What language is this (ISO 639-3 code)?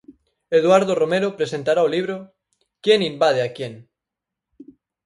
glg